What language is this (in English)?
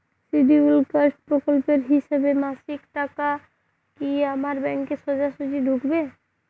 Bangla